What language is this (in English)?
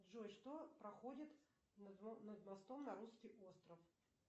Russian